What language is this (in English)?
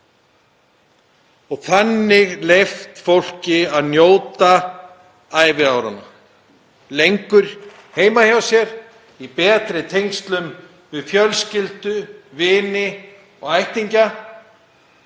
Icelandic